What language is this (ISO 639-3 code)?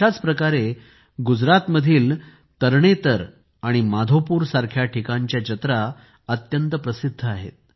mar